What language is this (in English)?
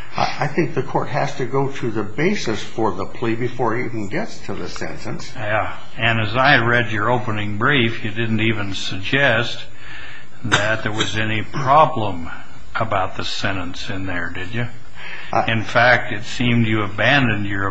English